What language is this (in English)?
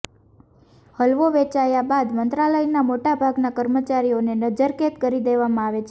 Gujarati